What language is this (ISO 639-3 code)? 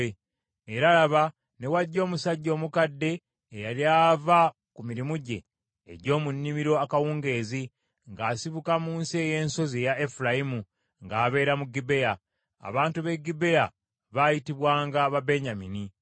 lug